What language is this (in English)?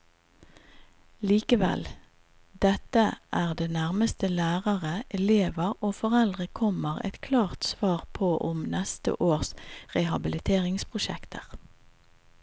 Norwegian